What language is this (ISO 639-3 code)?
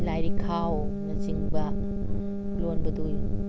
mni